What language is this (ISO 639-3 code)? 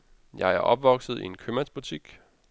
dan